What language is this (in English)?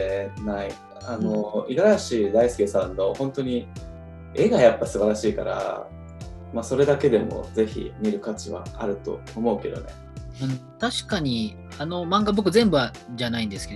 Japanese